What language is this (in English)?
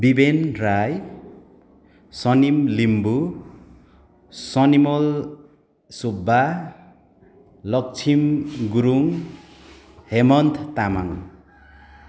Nepali